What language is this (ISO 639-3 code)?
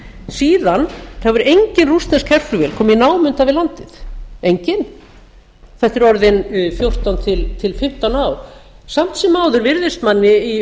isl